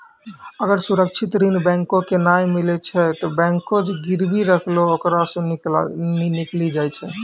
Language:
Maithili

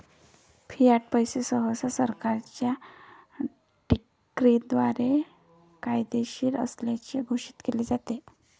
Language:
Marathi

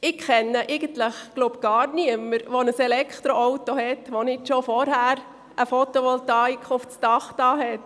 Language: Swiss German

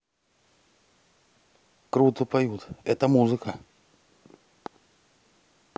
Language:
Russian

